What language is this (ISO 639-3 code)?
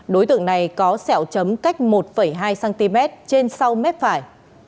vie